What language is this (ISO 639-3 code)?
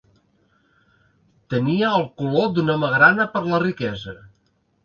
cat